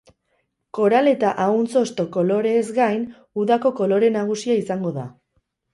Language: Basque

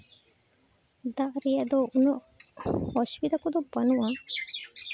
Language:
Santali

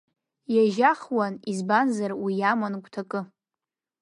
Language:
Abkhazian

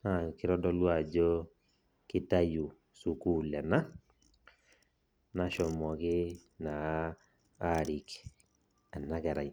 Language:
Masai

